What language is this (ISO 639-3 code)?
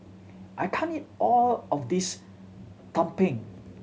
eng